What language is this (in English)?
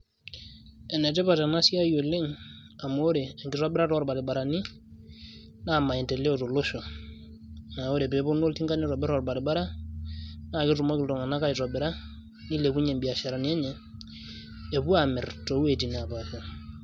Masai